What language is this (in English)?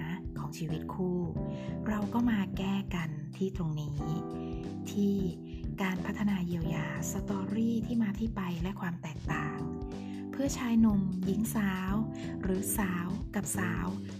Thai